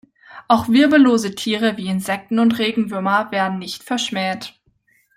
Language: German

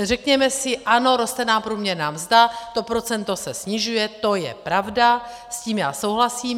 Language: Czech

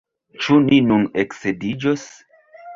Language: Esperanto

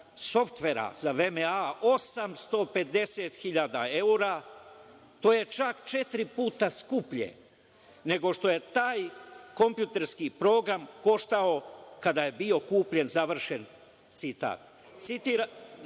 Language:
Serbian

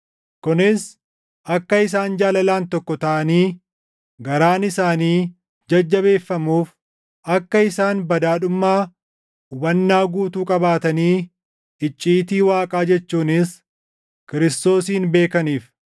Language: Oromo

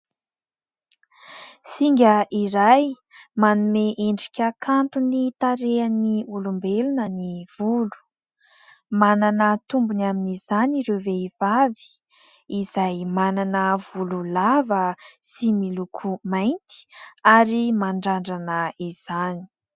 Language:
Malagasy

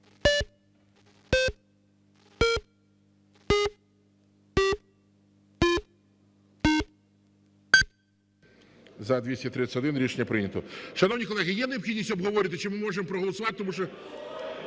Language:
Ukrainian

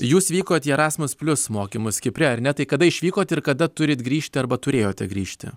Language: Lithuanian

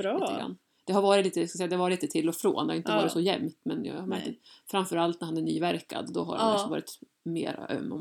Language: Swedish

